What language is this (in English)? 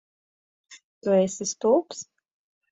Latvian